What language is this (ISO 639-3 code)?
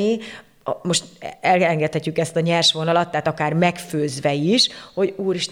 hun